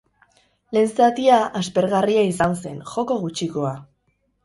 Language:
Basque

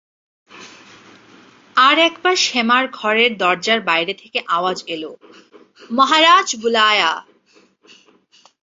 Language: Bangla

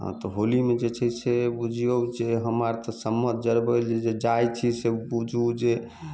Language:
Maithili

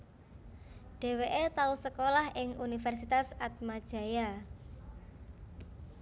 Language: Javanese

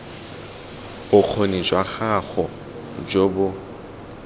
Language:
Tswana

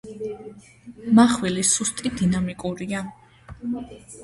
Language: Georgian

